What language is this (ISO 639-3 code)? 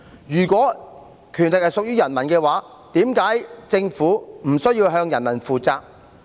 yue